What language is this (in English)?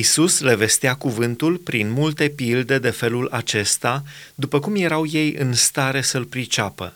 Romanian